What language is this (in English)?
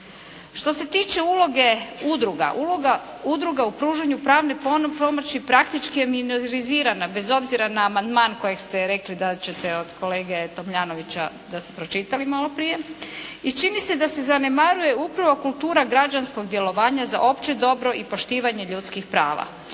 Croatian